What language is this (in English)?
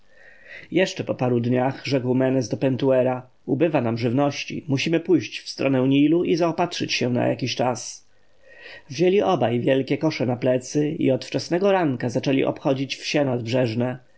Polish